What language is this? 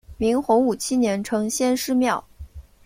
Chinese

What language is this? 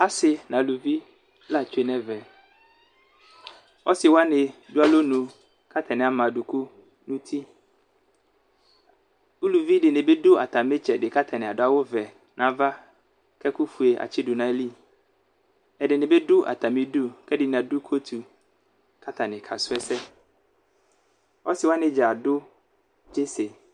Ikposo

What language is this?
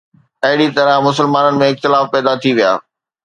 Sindhi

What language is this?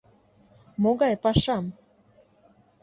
Mari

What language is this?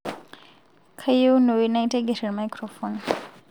Masai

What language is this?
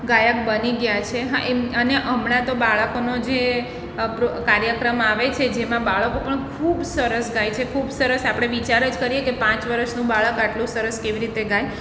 Gujarati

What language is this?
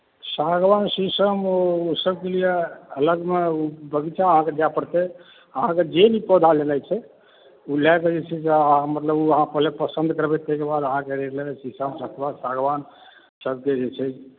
Maithili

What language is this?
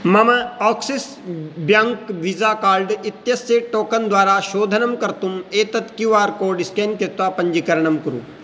Sanskrit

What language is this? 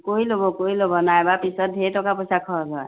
Assamese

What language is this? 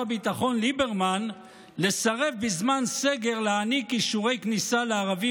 Hebrew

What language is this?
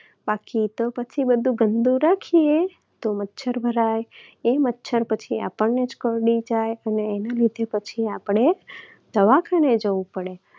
Gujarati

